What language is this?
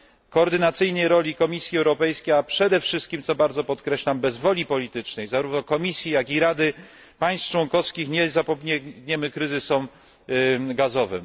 Polish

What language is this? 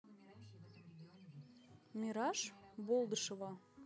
Russian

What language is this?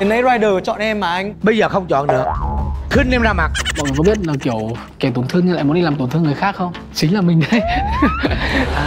Vietnamese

